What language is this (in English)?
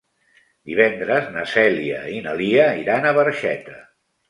Catalan